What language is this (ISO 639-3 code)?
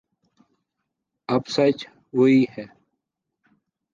urd